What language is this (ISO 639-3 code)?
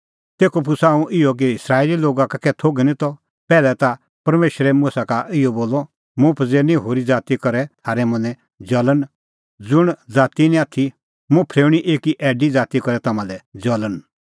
kfx